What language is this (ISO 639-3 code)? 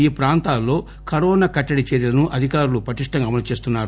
tel